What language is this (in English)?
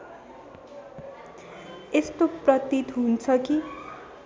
Nepali